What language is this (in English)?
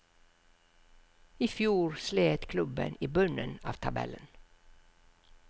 Norwegian